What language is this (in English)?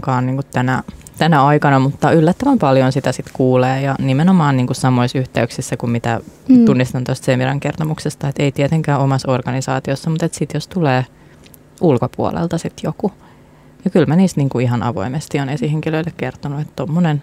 Finnish